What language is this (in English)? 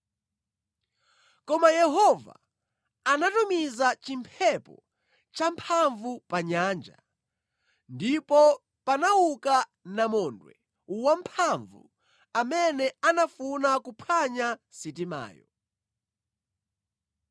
Nyanja